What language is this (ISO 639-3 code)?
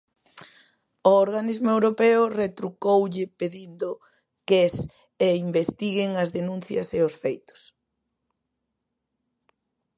glg